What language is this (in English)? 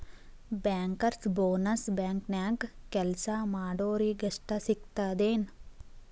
Kannada